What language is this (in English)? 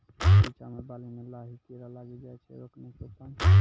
Maithili